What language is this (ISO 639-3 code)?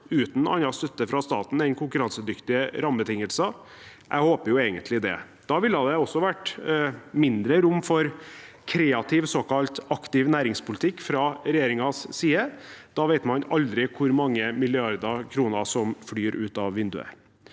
nor